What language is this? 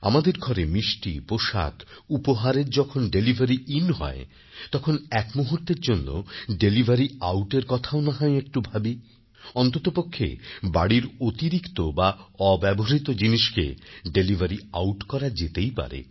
Bangla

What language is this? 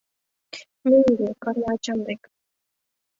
Mari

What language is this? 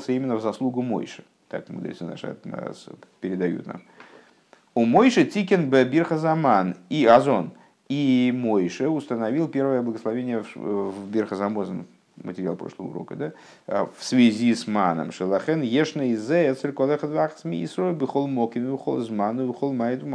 Russian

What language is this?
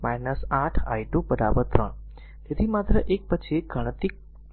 Gujarati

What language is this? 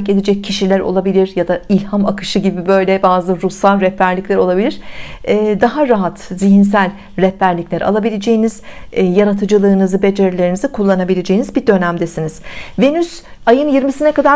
Turkish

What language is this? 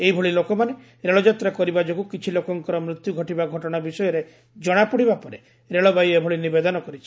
Odia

